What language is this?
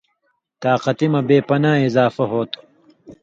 Indus Kohistani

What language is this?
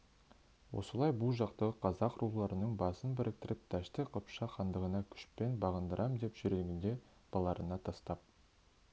Kazakh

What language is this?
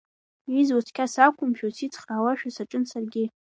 Abkhazian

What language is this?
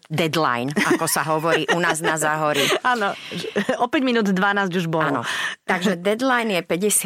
Slovak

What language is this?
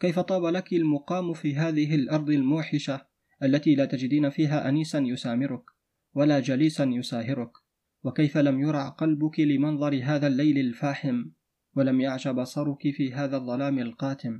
Arabic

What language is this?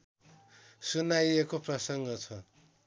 Nepali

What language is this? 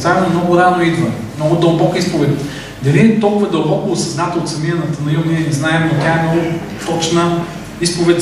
Bulgarian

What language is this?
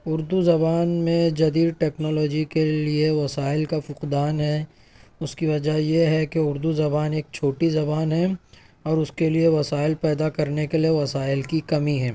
Urdu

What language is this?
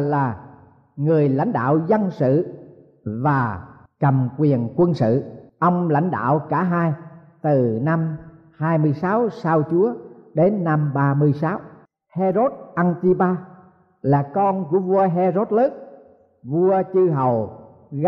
Vietnamese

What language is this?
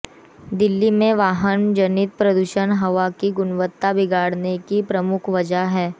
Hindi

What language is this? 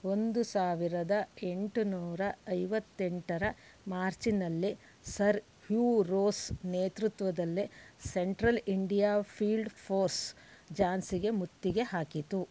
Kannada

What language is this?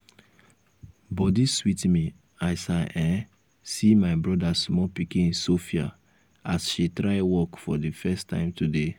Nigerian Pidgin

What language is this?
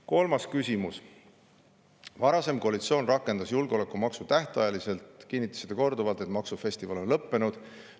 Estonian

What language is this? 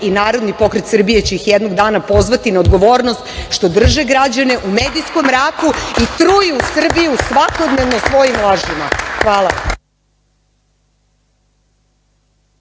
Serbian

